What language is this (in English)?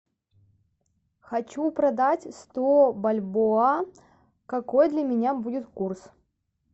Russian